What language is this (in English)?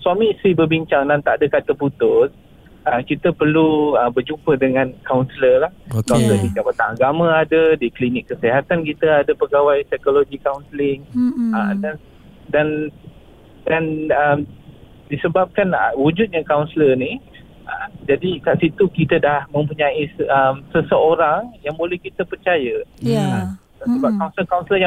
Malay